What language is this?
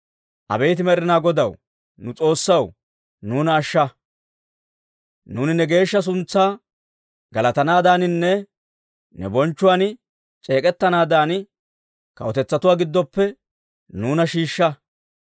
Dawro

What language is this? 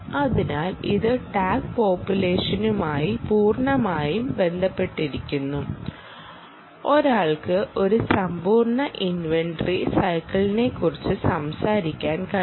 Malayalam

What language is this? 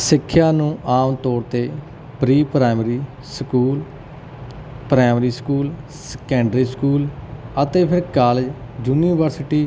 Punjabi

